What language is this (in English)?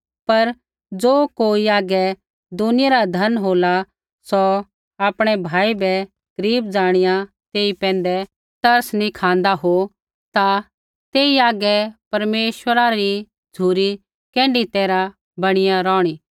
Kullu Pahari